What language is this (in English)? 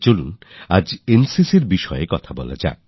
Bangla